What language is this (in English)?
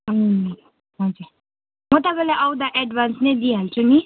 Nepali